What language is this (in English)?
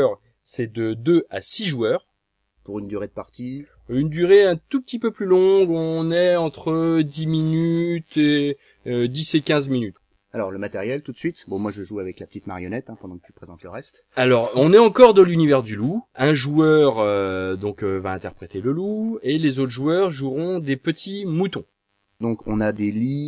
French